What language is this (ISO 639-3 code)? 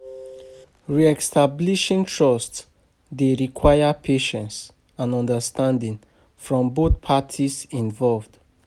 pcm